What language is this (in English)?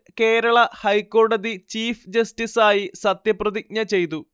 Malayalam